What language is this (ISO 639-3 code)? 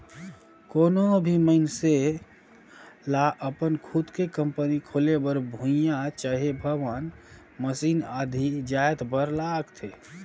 hne